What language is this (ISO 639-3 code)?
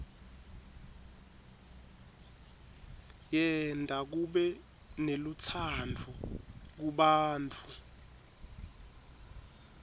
ssw